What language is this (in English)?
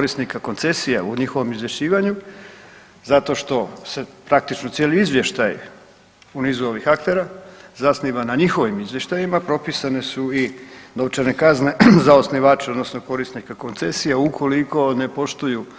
Croatian